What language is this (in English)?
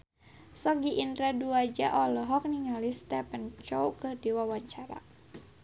Sundanese